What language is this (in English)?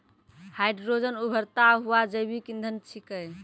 Maithili